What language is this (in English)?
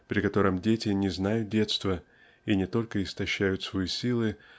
Russian